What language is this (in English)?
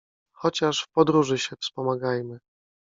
Polish